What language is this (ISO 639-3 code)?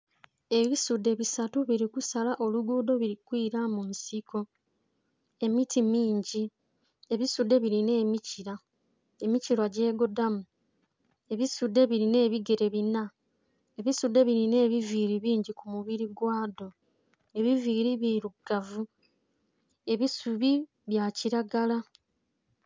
xog